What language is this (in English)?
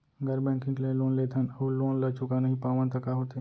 Chhattisgarhi